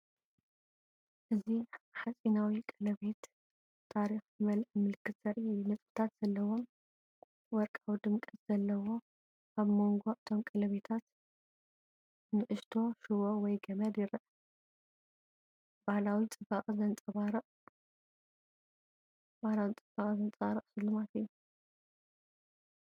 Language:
Tigrinya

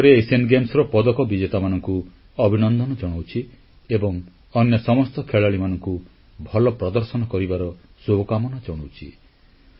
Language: Odia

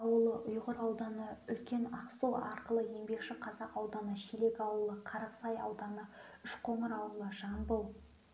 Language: Kazakh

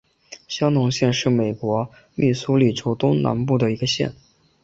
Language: Chinese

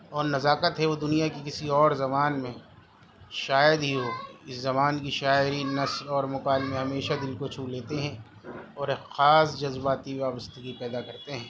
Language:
Urdu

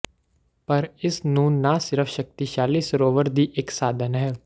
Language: Punjabi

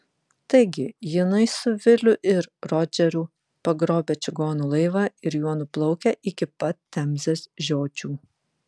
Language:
Lithuanian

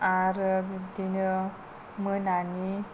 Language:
Bodo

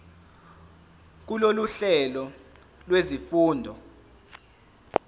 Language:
Zulu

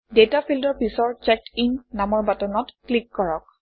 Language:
Assamese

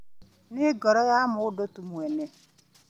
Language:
Kikuyu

